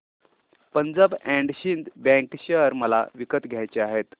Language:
Marathi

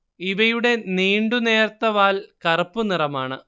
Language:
Malayalam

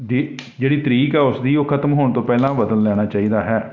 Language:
Punjabi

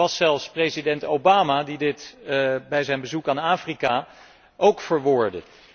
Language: Dutch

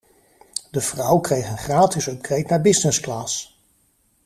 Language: Dutch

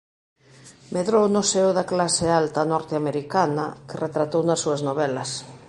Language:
Galician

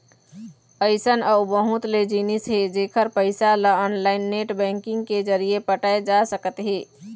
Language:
Chhattisgarhi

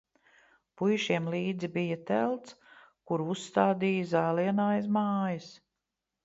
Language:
Latvian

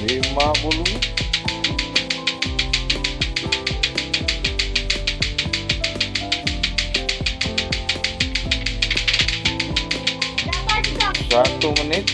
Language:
Romanian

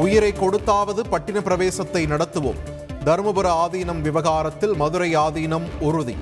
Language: Tamil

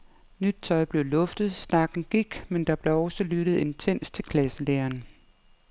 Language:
Danish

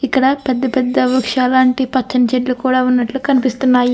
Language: Telugu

